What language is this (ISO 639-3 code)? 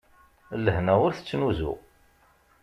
kab